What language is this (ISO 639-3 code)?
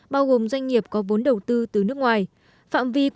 vie